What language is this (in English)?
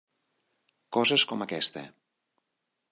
Catalan